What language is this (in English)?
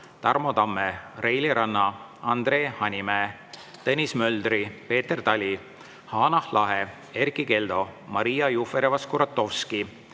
Estonian